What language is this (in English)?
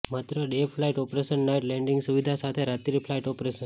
Gujarati